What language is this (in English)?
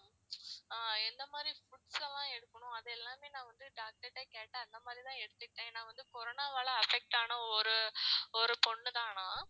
Tamil